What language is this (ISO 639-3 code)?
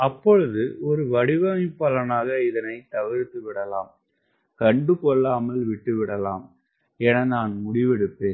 tam